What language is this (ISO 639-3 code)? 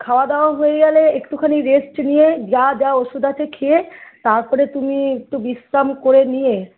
ben